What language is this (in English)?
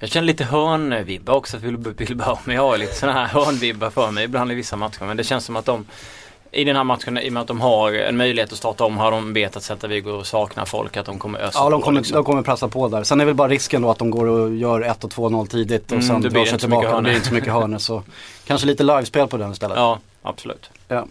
Swedish